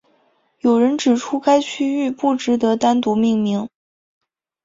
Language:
Chinese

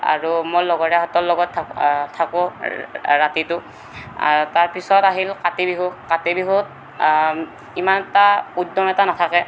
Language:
Assamese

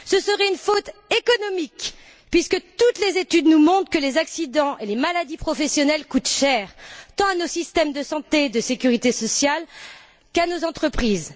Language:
French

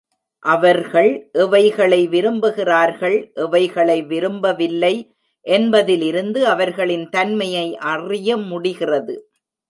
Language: Tamil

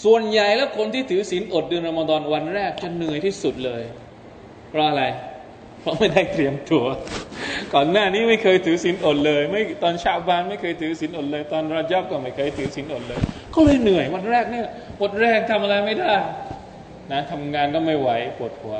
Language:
Thai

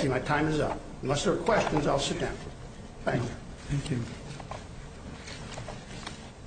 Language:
English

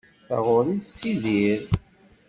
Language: Kabyle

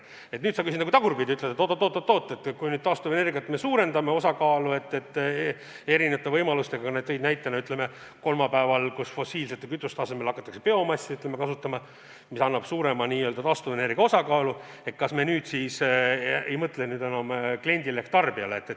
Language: Estonian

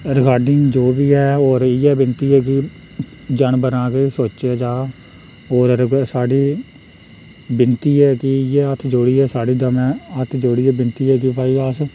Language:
Dogri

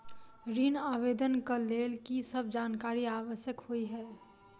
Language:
Maithili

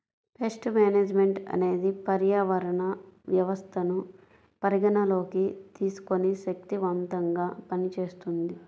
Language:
Telugu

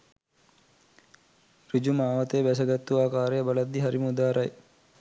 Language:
Sinhala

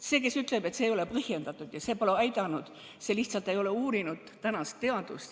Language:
Estonian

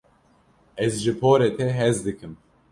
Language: Kurdish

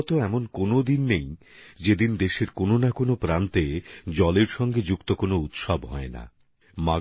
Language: Bangla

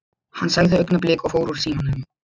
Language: Icelandic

